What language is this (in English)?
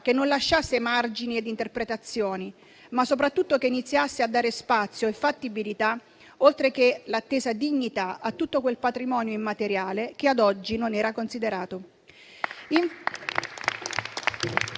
Italian